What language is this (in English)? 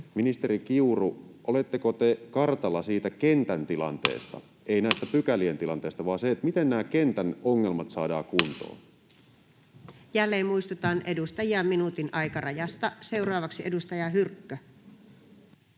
Finnish